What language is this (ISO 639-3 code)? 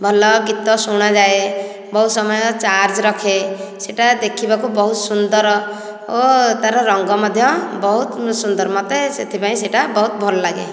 ori